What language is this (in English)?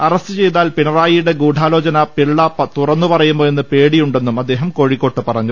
Malayalam